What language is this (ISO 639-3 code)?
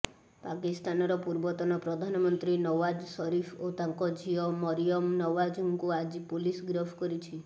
ori